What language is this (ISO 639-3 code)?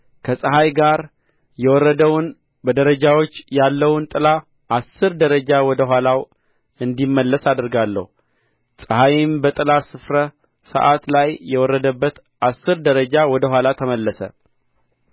amh